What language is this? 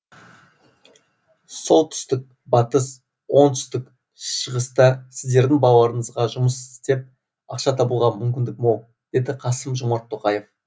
Kazakh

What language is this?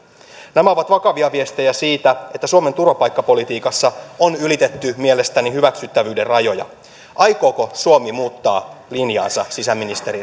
Finnish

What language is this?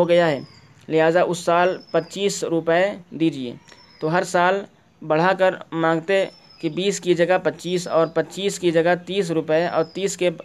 Urdu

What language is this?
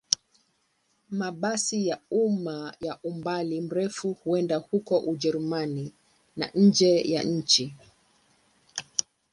Swahili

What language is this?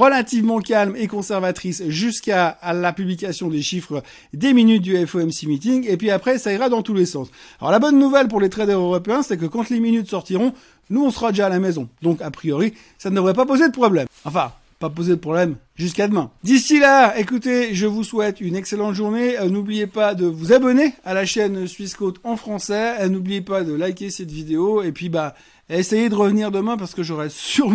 French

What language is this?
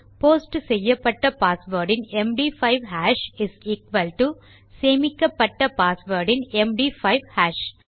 Tamil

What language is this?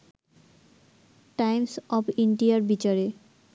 Bangla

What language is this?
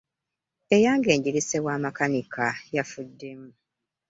Ganda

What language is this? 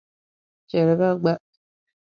Dagbani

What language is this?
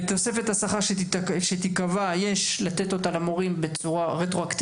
Hebrew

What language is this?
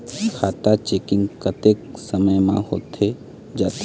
Chhattisgarhi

